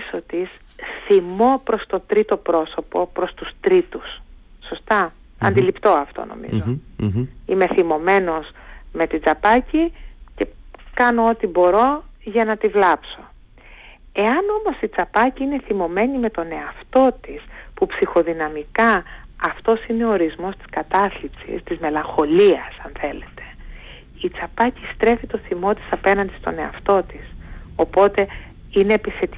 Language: Greek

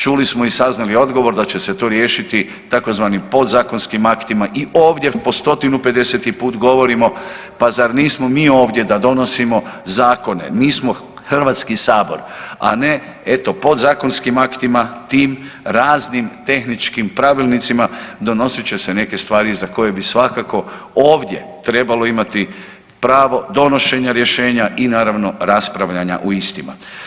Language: Croatian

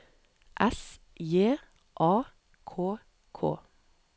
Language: Norwegian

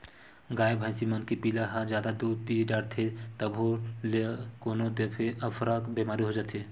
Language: Chhattisgarhi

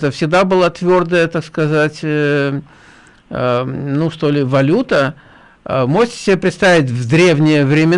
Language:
Russian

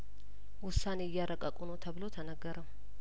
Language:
Amharic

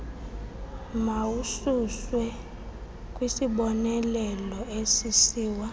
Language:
Xhosa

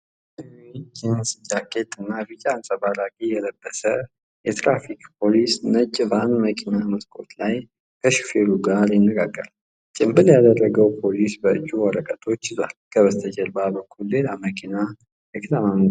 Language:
Amharic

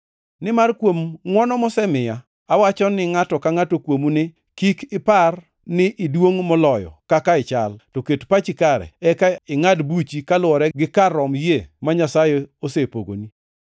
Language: Luo (Kenya and Tanzania)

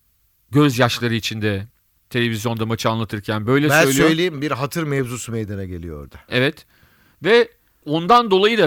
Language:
Turkish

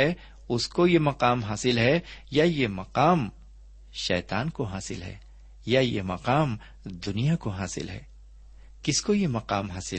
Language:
Urdu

